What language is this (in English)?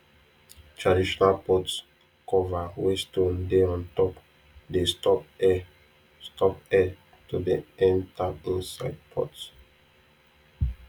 Nigerian Pidgin